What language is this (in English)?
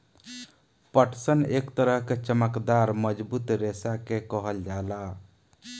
Bhojpuri